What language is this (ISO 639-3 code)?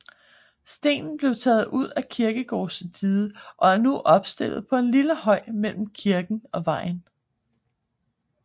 dan